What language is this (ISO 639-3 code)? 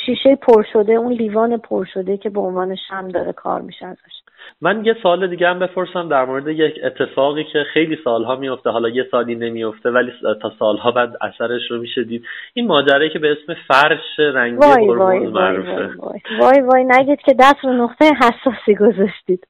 fas